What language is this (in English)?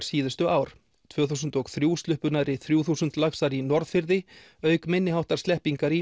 Icelandic